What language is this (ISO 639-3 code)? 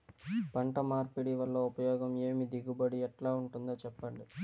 tel